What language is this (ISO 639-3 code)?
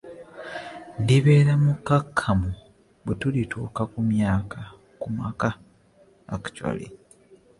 lug